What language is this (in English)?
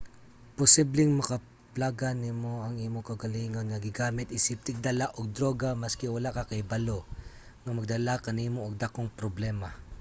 Cebuano